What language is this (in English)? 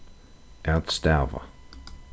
Faroese